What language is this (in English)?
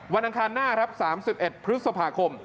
Thai